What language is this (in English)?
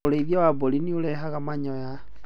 Kikuyu